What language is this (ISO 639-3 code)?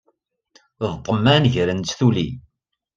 kab